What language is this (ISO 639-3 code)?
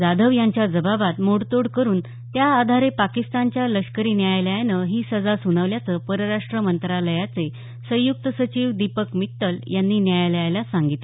mar